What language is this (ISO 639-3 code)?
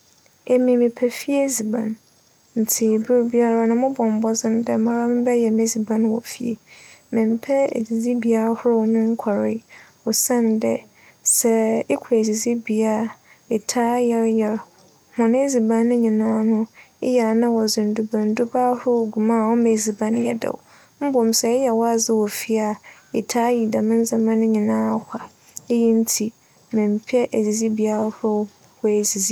aka